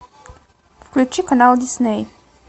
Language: Russian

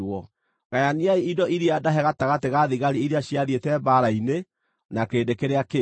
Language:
Kikuyu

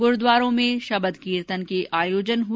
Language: Hindi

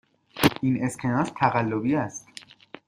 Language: Persian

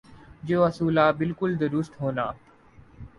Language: Urdu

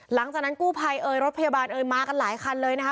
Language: Thai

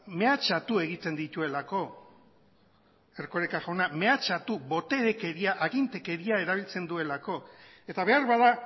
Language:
Basque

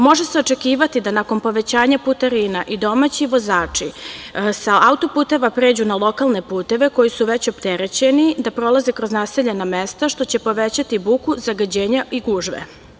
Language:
Serbian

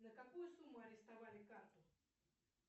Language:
Russian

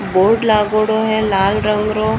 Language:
Marwari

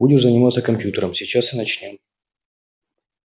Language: Russian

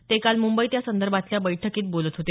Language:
Marathi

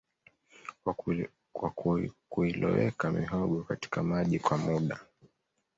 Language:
Swahili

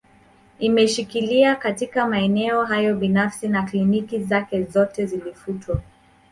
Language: Swahili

